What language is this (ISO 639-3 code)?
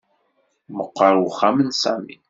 kab